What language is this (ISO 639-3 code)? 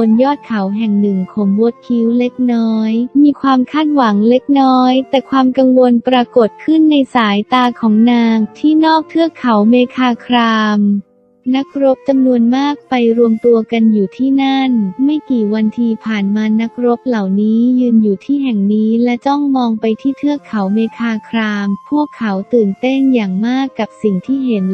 tha